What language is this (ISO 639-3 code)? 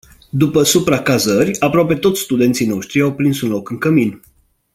ron